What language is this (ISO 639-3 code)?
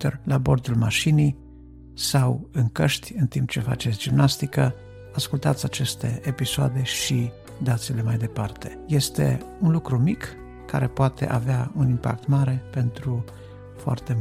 ron